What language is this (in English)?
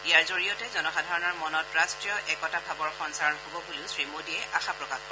Assamese